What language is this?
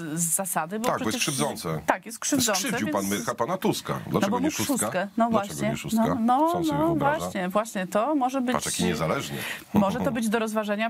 Polish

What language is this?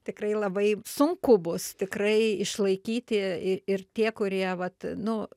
Lithuanian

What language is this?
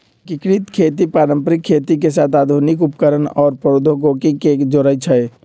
Magahi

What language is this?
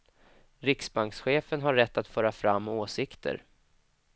Swedish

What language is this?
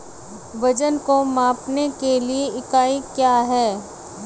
Hindi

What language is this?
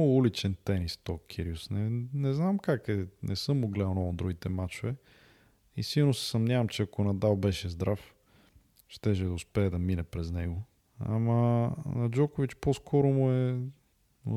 Bulgarian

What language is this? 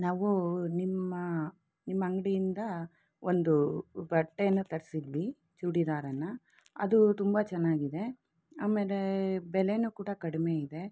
Kannada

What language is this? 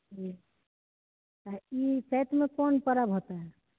Maithili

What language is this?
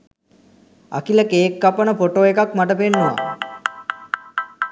Sinhala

